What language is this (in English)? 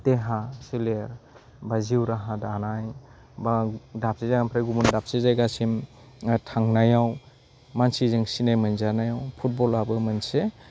Bodo